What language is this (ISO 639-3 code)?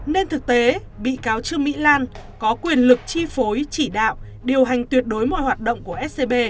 vie